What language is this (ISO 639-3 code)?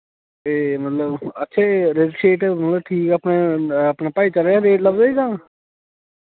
doi